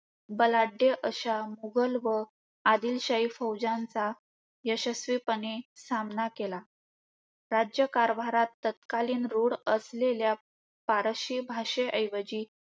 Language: Marathi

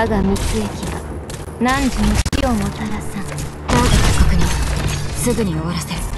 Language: Japanese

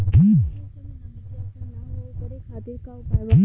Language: Bhojpuri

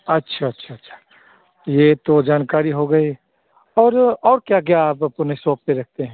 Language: Hindi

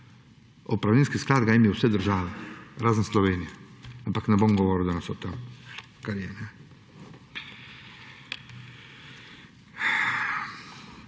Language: Slovenian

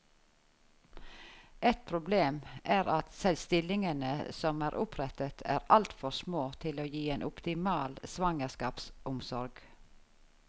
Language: Norwegian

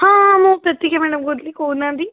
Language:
Odia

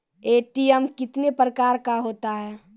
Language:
Maithili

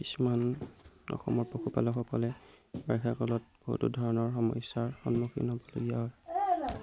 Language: Assamese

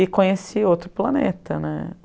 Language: Portuguese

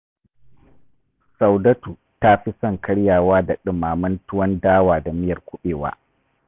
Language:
Hausa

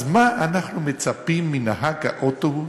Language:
Hebrew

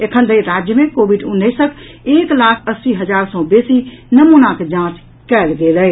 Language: Maithili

